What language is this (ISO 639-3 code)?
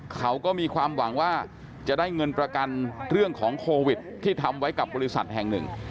tha